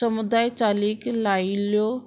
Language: Konkani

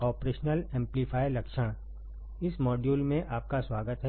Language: Hindi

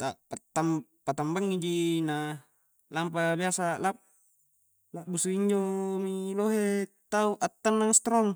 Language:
Coastal Konjo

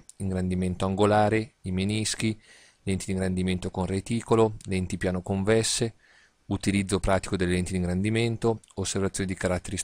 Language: Italian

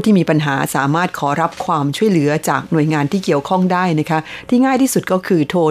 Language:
Thai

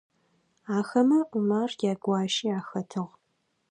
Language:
Adyghe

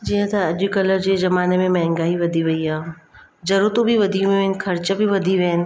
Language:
Sindhi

